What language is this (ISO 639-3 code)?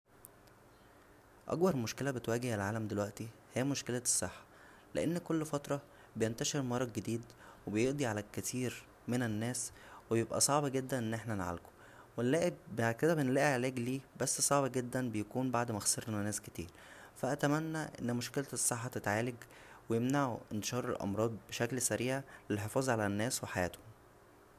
arz